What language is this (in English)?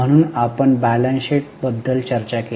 Marathi